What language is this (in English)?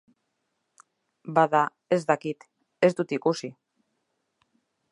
Basque